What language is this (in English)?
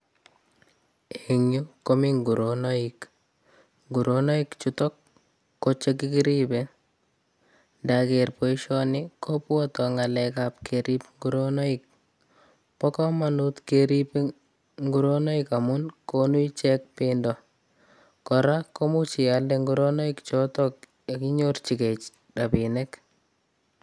Kalenjin